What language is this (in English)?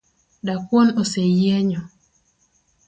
Luo (Kenya and Tanzania)